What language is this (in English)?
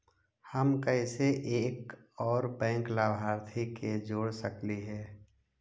Magahi